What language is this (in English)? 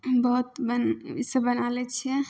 Maithili